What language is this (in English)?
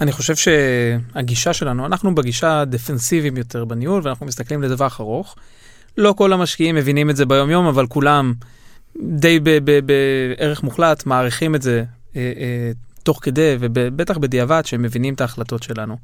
Hebrew